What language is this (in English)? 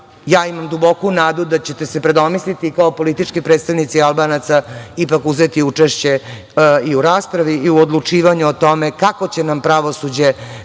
Serbian